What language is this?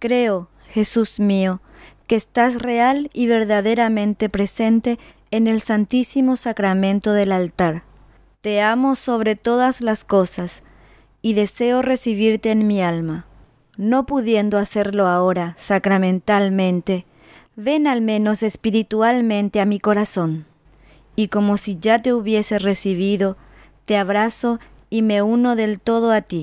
Spanish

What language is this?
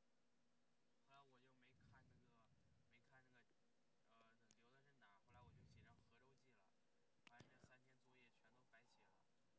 Chinese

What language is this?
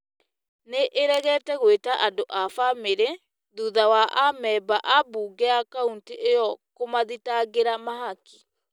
Kikuyu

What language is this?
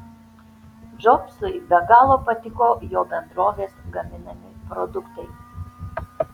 Lithuanian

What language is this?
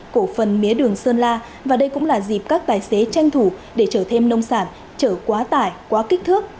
Vietnamese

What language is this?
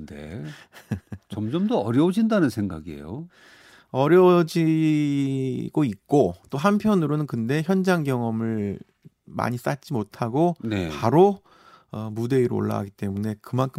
Korean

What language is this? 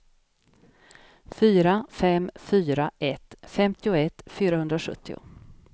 Swedish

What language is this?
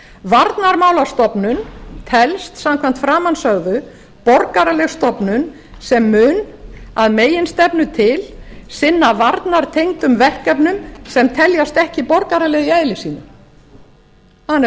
Icelandic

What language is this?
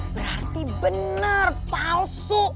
Indonesian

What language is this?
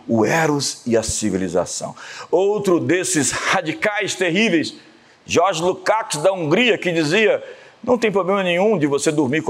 Portuguese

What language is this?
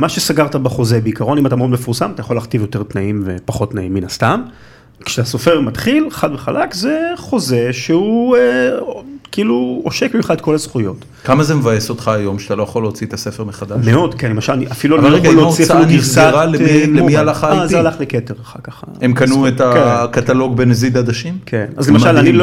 Hebrew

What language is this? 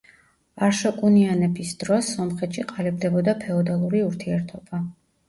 Georgian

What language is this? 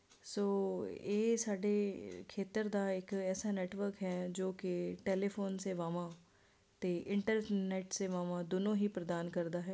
Punjabi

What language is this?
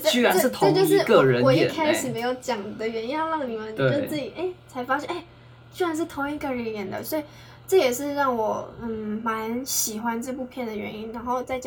Chinese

